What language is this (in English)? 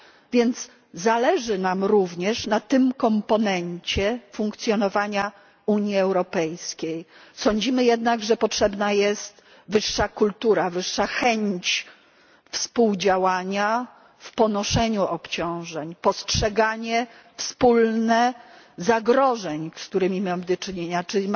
Polish